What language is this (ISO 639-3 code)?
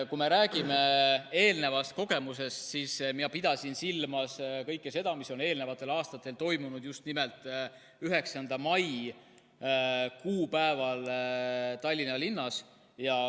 est